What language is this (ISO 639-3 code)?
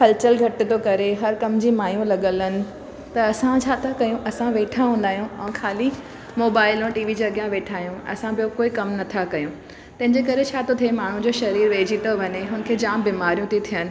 snd